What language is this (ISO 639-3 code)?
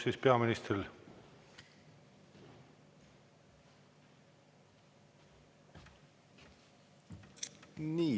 est